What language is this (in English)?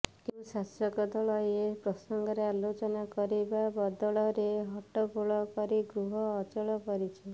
Odia